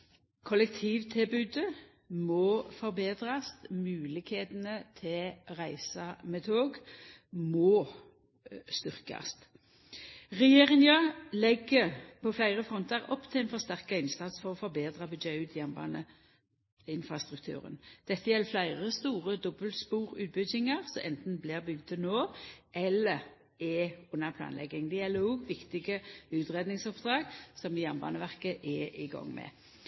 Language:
Norwegian Nynorsk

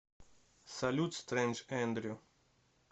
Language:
Russian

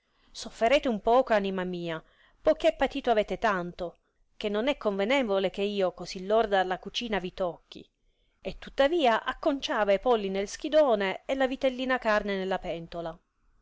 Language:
Italian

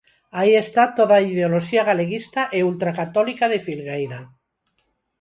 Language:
Galician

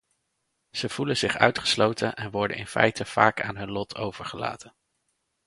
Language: Dutch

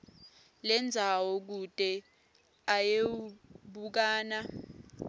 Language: Swati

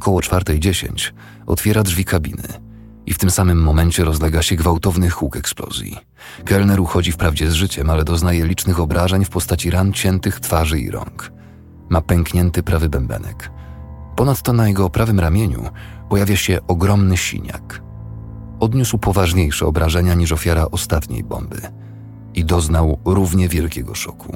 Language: Polish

